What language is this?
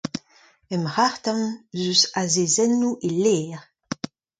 Breton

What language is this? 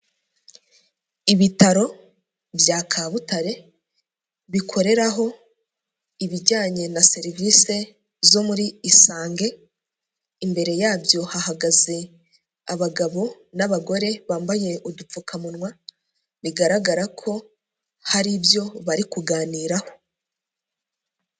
Kinyarwanda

